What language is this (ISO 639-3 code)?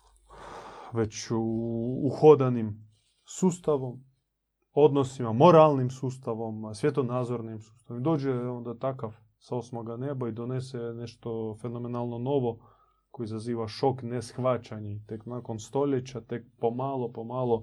hrv